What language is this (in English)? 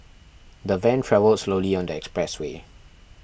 English